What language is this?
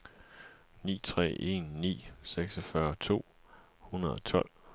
Danish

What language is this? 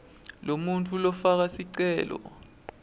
Swati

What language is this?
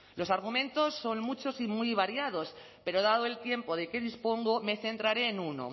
Spanish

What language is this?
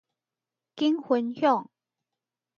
Min Nan Chinese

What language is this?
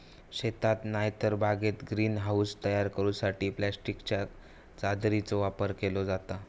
Marathi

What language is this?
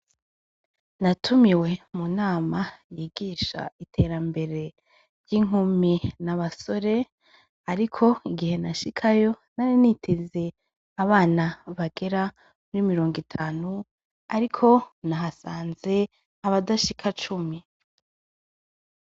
Rundi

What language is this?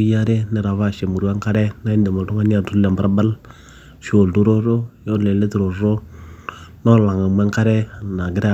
Masai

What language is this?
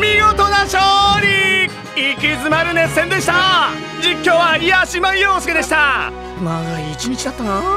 Japanese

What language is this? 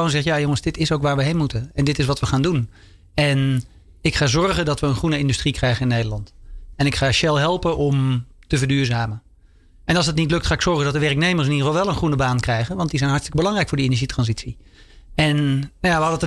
Dutch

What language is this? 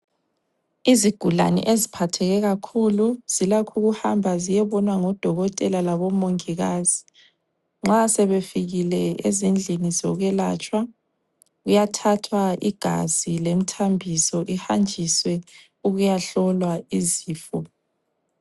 North Ndebele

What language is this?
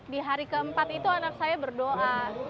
Indonesian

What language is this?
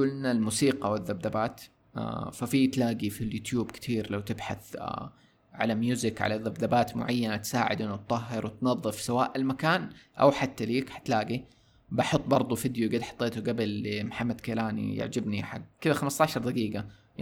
Arabic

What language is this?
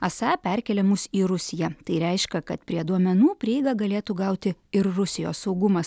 Lithuanian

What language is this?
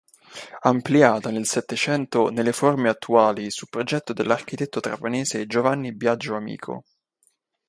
Italian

